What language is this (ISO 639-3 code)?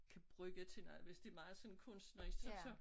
dan